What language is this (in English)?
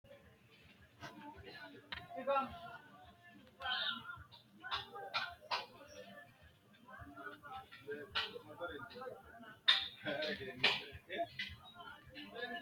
Sidamo